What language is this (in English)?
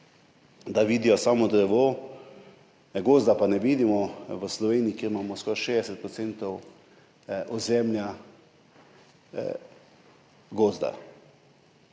Slovenian